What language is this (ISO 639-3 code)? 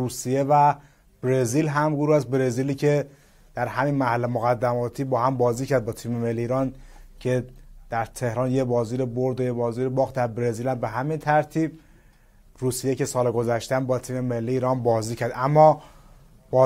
fas